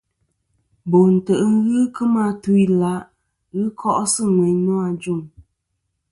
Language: Kom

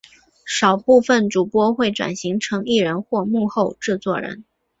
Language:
Chinese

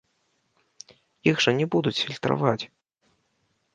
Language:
Belarusian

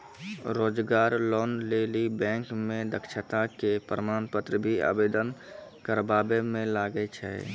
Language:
Maithili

